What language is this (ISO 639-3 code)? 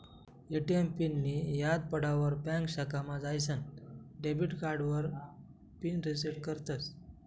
mar